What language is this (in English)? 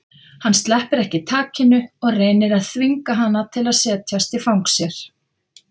Icelandic